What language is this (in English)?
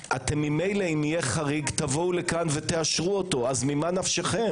Hebrew